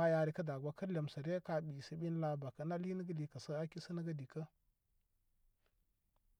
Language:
Koma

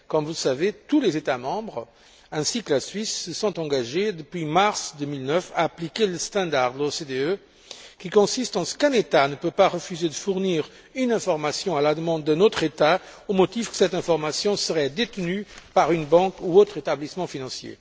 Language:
French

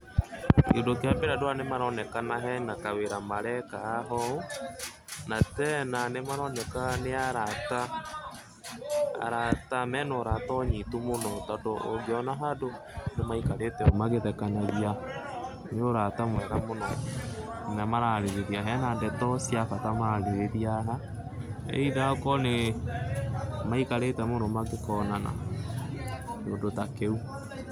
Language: Kikuyu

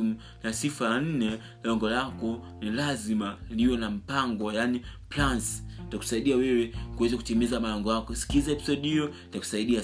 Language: Swahili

